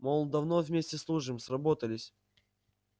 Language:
Russian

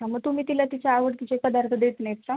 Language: Marathi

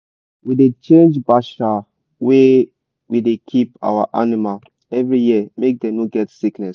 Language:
Nigerian Pidgin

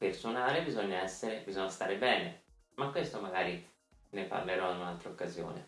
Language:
Italian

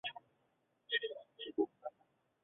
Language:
Chinese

